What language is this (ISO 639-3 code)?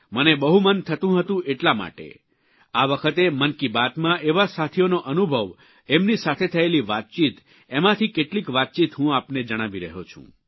guj